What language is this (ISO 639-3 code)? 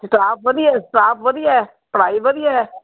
pan